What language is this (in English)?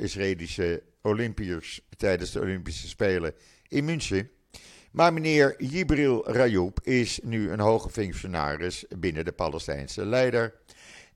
Dutch